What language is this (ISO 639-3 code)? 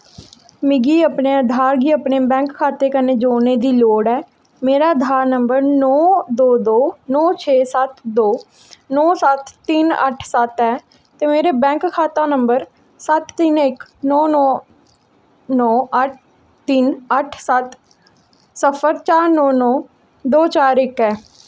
doi